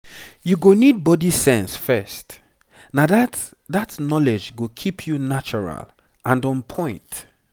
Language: Nigerian Pidgin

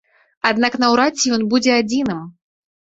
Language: Belarusian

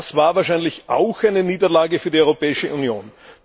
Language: German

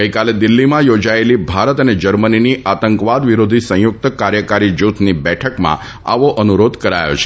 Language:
Gujarati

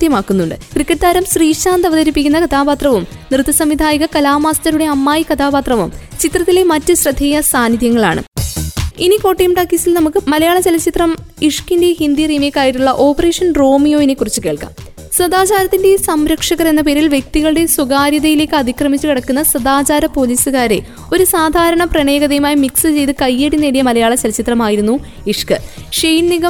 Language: Malayalam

